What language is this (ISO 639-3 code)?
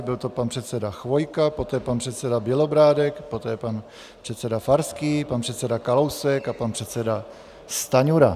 ces